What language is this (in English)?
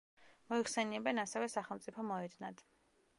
Georgian